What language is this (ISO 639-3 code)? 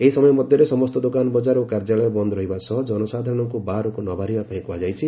ori